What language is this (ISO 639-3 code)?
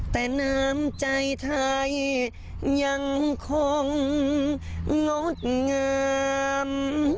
tha